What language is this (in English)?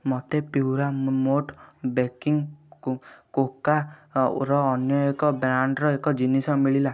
Odia